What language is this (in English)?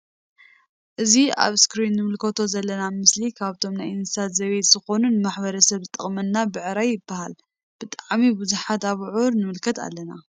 Tigrinya